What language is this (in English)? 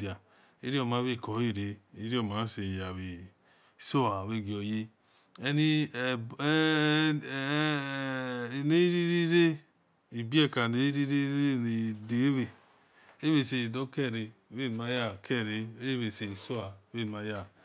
Esan